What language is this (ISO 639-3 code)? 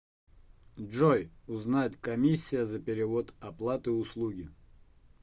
rus